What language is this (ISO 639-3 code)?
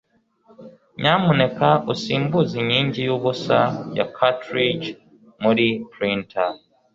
kin